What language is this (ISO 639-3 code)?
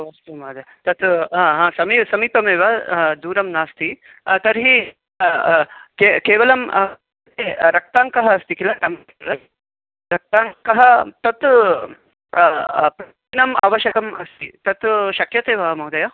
san